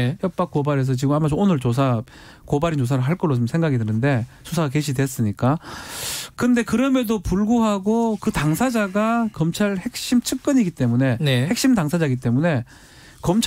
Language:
Korean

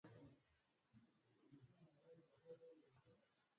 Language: Swahili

